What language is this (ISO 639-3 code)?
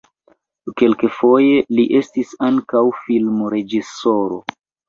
epo